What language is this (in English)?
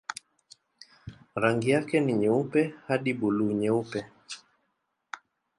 Swahili